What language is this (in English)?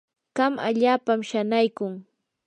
Yanahuanca Pasco Quechua